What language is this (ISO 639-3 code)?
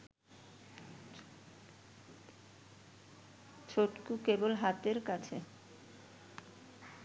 ben